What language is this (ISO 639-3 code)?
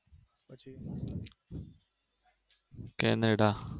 guj